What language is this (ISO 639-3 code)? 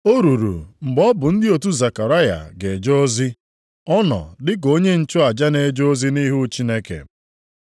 ibo